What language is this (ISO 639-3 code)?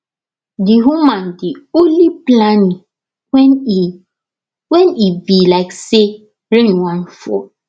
pcm